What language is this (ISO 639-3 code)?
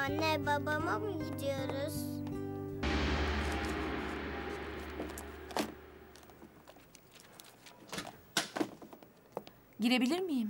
tur